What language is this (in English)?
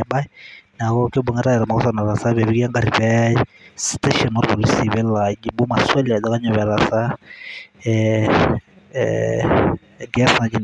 Masai